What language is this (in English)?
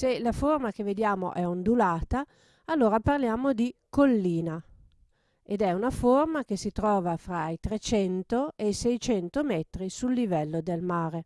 Italian